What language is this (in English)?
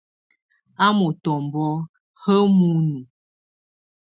Tunen